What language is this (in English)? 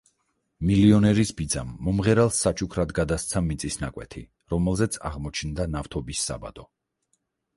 Georgian